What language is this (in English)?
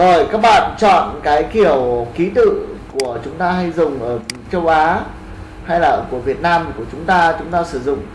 Vietnamese